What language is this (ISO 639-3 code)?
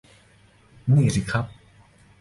tha